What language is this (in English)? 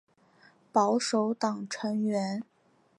Chinese